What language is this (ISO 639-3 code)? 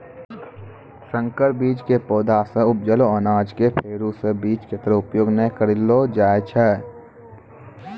mai